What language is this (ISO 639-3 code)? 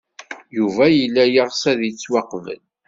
kab